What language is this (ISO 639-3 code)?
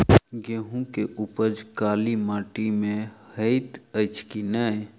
mai